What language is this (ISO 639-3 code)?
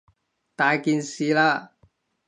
yue